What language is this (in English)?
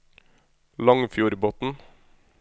Norwegian